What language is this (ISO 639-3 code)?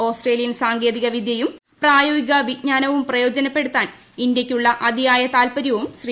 mal